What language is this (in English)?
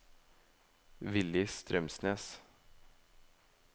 Norwegian